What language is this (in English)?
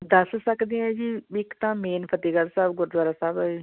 Punjabi